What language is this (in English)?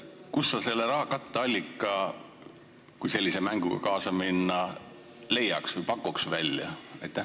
Estonian